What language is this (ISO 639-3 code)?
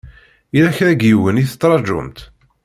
kab